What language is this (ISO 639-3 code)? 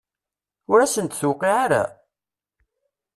kab